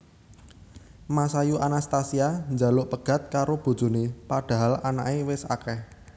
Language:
Javanese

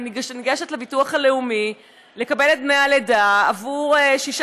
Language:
Hebrew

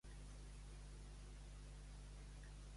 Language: Catalan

